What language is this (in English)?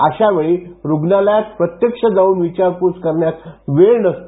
Marathi